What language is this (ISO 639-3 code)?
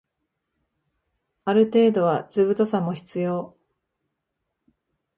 jpn